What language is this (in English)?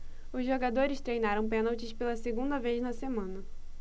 Portuguese